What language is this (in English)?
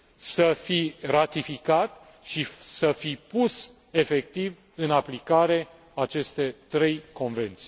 Romanian